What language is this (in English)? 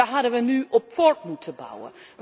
Dutch